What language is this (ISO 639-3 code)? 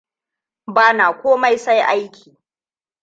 hau